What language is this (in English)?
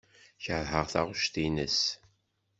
Kabyle